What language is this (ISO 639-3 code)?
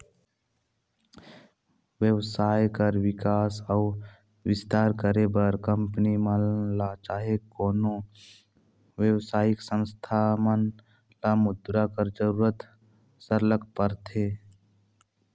hne